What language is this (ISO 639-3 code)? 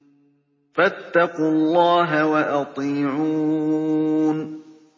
ara